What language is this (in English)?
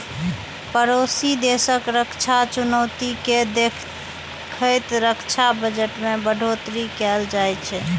Maithili